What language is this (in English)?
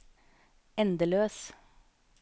Norwegian